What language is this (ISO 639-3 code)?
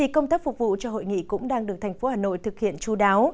vie